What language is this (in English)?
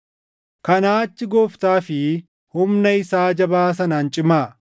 Oromo